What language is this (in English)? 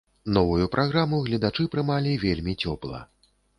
Belarusian